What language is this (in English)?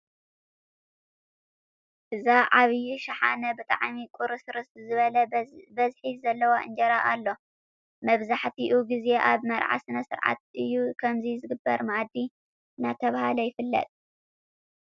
Tigrinya